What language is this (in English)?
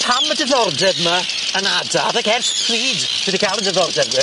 Welsh